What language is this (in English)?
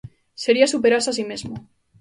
Galician